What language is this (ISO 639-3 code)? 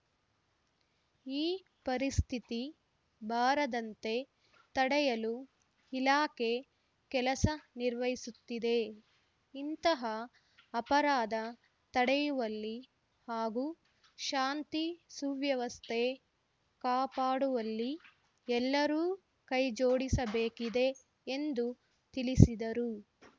kan